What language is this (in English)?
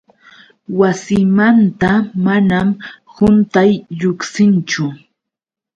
Yauyos Quechua